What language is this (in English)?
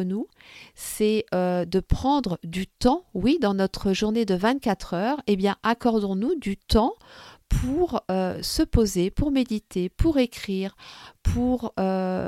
French